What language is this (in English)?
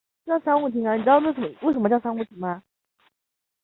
Chinese